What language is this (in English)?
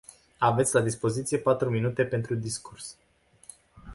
Romanian